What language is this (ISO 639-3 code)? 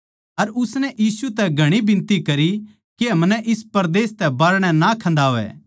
bgc